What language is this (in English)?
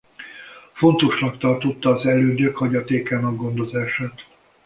Hungarian